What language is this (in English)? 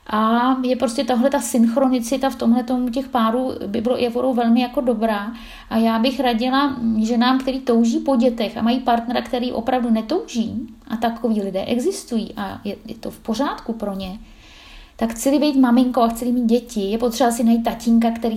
Czech